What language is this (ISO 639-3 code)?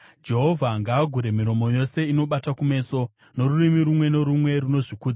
sna